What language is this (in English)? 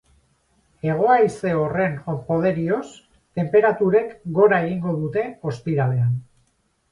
Basque